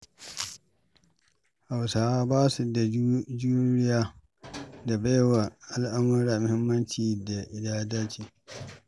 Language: Hausa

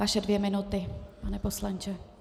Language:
Czech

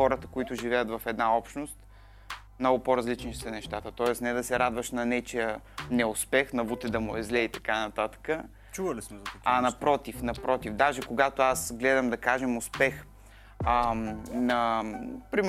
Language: Bulgarian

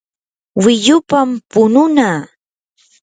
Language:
Yanahuanca Pasco Quechua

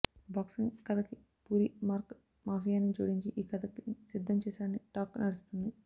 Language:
Telugu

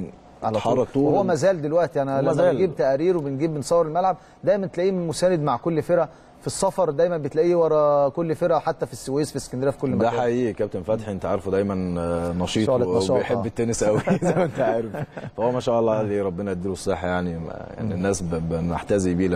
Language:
Arabic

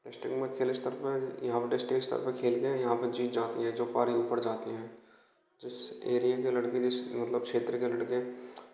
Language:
Hindi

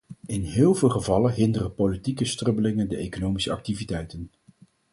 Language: Dutch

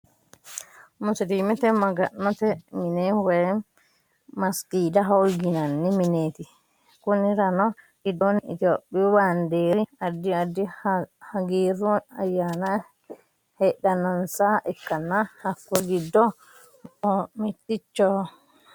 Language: Sidamo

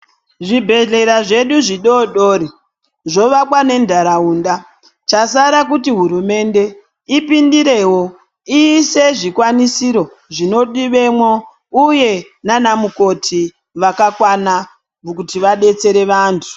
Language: Ndau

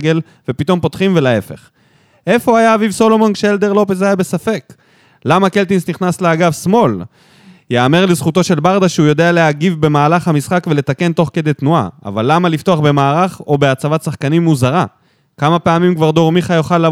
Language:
Hebrew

